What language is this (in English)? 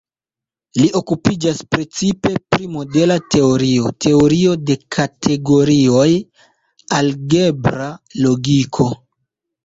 Esperanto